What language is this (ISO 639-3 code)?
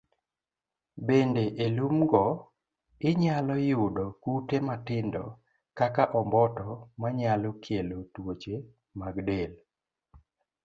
luo